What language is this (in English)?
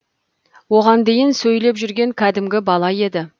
Kazakh